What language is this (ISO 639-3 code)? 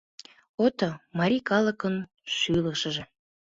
chm